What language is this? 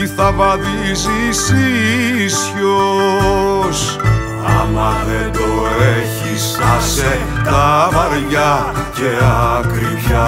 Greek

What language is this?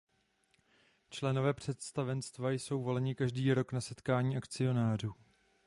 Czech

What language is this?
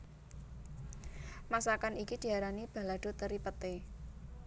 Javanese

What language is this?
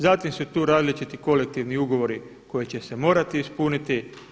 Croatian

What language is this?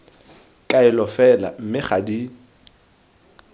Tswana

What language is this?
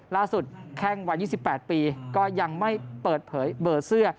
Thai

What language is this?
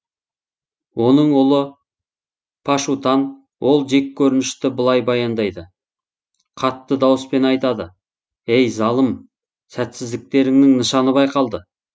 Kazakh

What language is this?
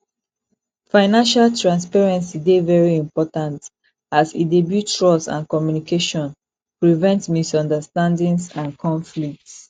Nigerian Pidgin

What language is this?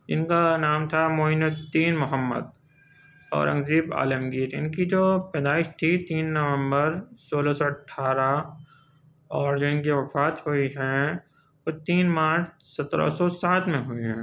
Urdu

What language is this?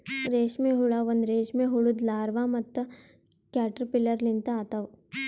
Kannada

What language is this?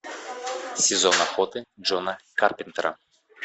Russian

